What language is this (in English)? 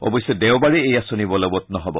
Assamese